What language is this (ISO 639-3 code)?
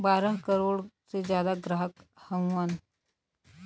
bho